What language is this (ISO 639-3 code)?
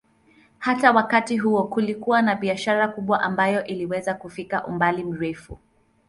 swa